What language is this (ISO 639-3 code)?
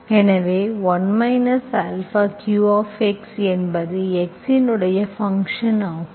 tam